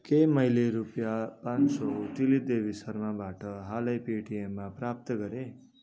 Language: Nepali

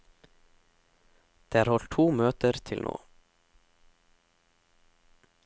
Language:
Norwegian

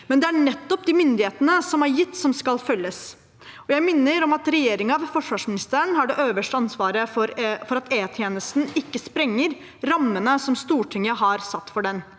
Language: Norwegian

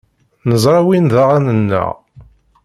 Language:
Kabyle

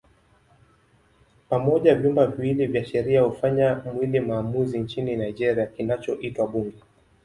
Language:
Swahili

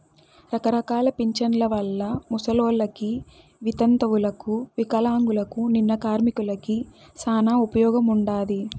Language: Telugu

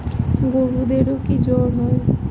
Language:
Bangla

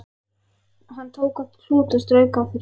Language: Icelandic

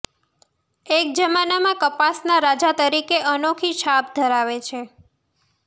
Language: Gujarati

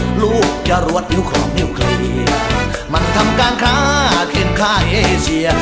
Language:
Thai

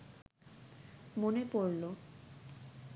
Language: Bangla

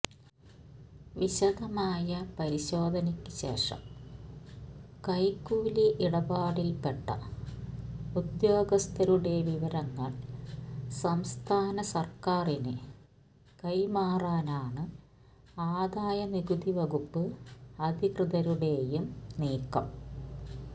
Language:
Malayalam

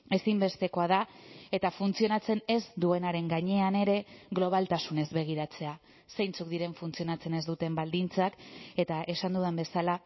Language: Basque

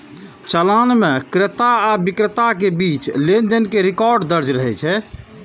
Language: Maithili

